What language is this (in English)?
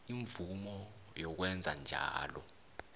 South Ndebele